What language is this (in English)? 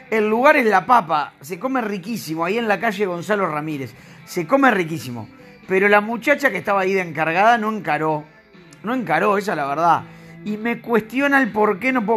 Spanish